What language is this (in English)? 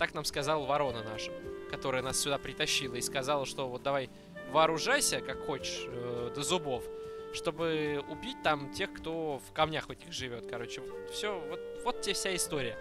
Russian